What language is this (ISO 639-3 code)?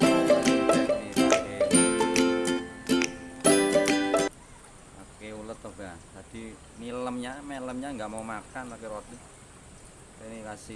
ind